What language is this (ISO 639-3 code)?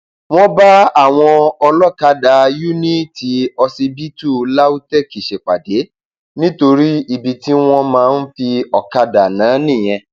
yor